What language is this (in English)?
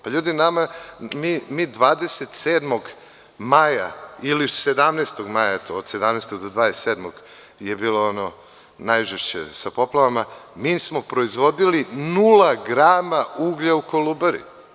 Serbian